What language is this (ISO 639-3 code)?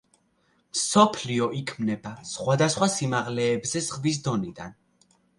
kat